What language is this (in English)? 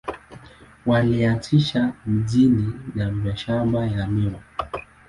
Swahili